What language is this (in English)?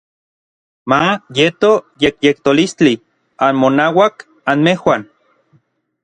Orizaba Nahuatl